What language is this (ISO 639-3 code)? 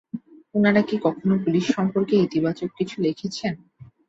ben